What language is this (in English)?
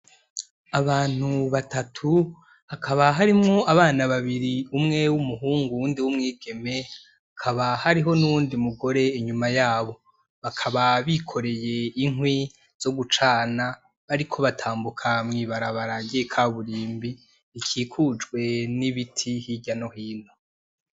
Rundi